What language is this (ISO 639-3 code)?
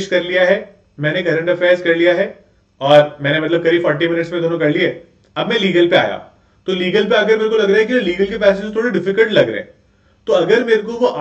hin